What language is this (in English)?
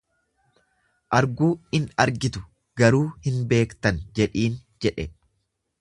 Oromo